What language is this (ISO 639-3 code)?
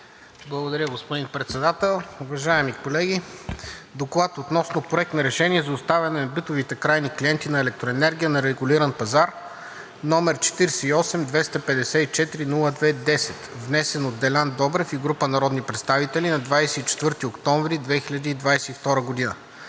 bul